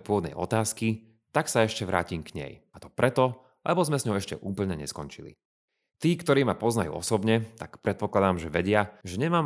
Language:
Slovak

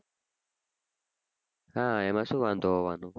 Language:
Gujarati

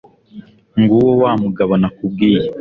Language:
Kinyarwanda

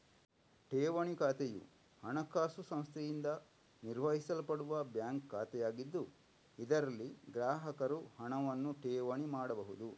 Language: Kannada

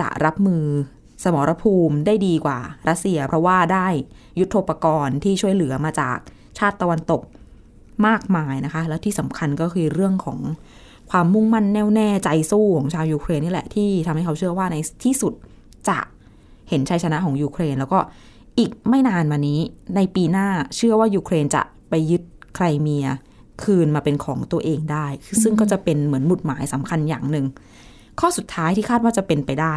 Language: Thai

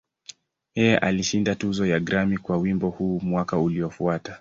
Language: Swahili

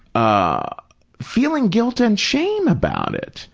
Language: English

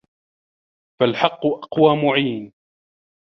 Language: Arabic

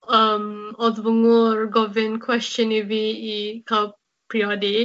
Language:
Welsh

